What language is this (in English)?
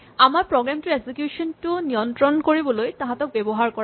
Assamese